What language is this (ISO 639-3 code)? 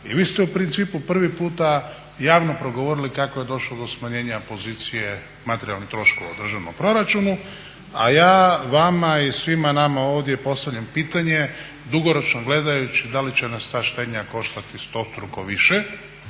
hrv